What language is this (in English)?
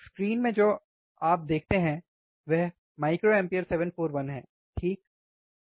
Hindi